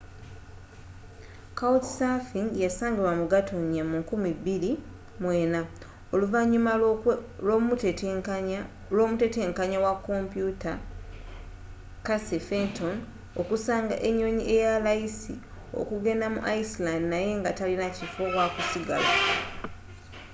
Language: Ganda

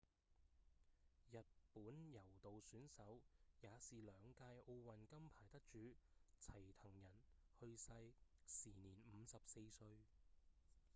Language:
Cantonese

